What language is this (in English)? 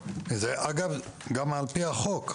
Hebrew